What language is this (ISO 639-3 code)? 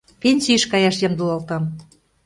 chm